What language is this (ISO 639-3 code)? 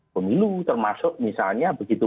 ind